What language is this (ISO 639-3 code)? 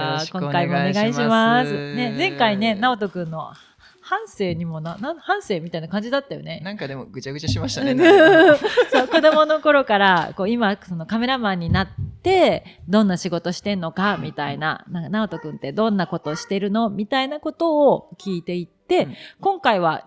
jpn